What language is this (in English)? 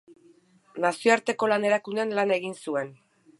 Basque